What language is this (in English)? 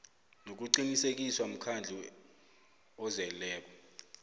South Ndebele